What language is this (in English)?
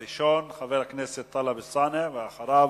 Hebrew